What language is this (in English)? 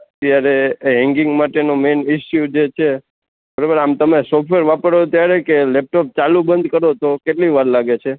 Gujarati